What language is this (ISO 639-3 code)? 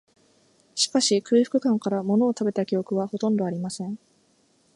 jpn